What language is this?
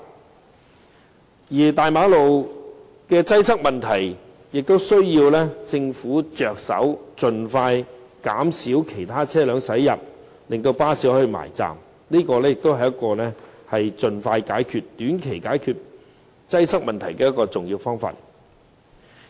Cantonese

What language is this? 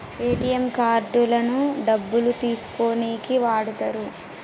Telugu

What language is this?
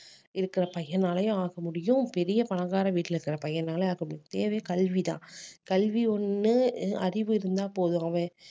Tamil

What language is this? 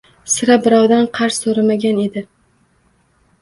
Uzbek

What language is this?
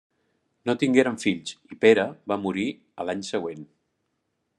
Catalan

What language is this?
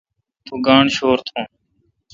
Kalkoti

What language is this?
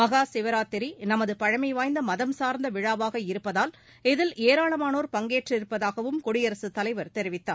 Tamil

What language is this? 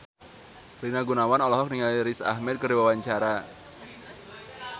Sundanese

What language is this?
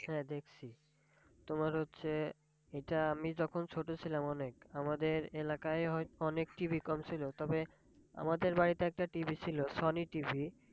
Bangla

